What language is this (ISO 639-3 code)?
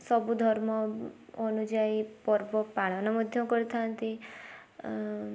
ori